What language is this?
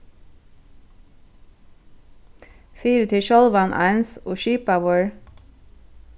Faroese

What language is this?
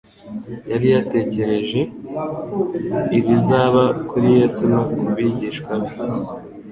Kinyarwanda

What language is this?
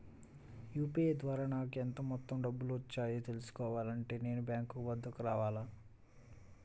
Telugu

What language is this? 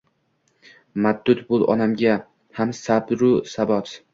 Uzbek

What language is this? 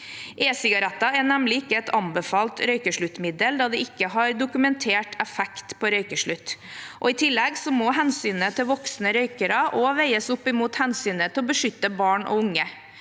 Norwegian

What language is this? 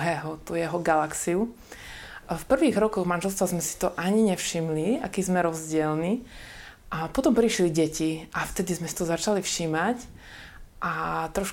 Slovak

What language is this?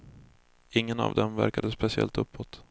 Swedish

